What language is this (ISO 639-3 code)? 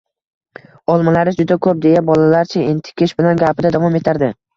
uzb